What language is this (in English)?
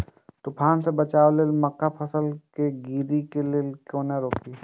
Maithili